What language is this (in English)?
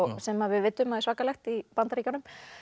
Icelandic